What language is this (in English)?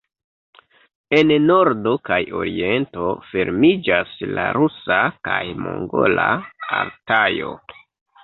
Esperanto